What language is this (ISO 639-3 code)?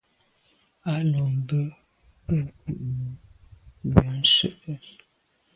byv